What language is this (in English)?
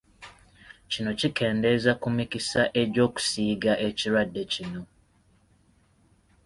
Ganda